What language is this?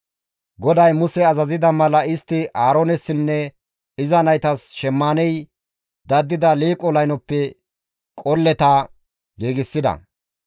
Gamo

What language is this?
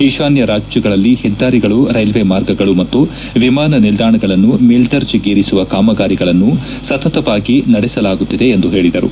Kannada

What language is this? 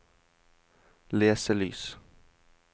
Norwegian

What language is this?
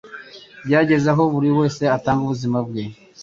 Kinyarwanda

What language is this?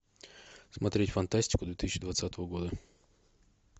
Russian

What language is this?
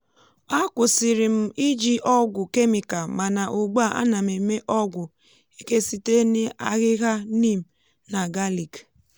Igbo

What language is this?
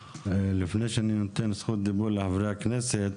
Hebrew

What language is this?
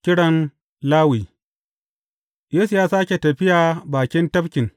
Hausa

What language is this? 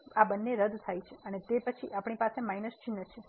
Gujarati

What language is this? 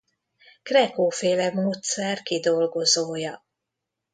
Hungarian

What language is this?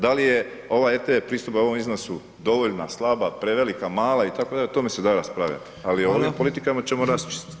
Croatian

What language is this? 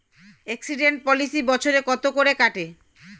Bangla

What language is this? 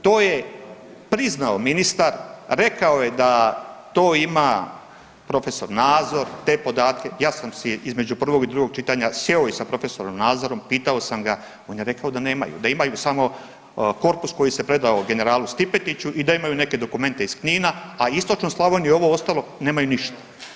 Croatian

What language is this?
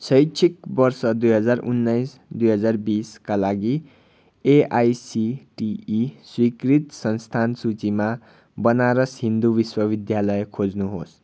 Nepali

